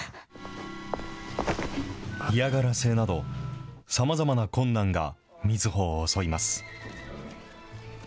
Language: Japanese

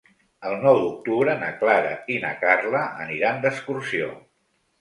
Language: Catalan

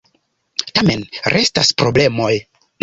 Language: Esperanto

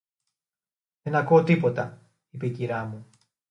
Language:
Greek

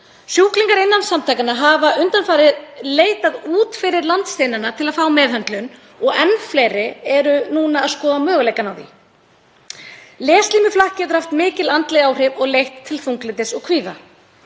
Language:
Icelandic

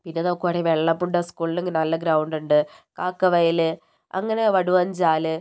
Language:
Malayalam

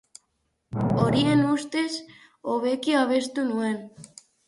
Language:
Basque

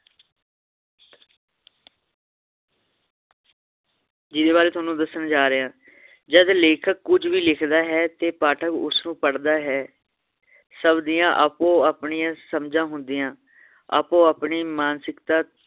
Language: Punjabi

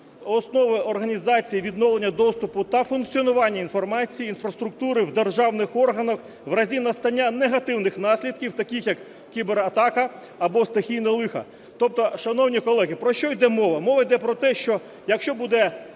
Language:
Ukrainian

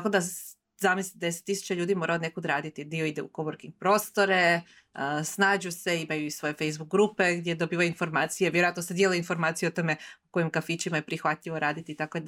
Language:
Croatian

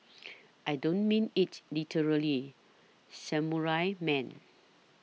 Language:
English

